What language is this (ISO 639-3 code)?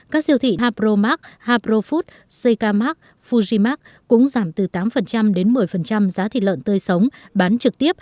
vie